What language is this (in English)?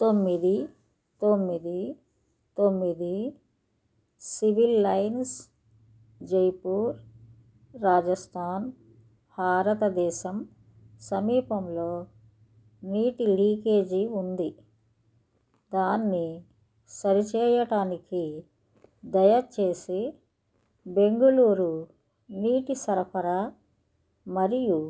Telugu